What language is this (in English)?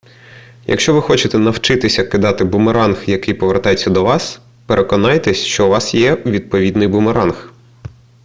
Ukrainian